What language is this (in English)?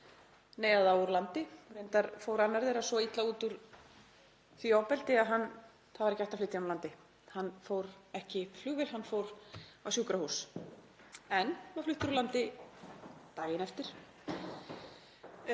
Icelandic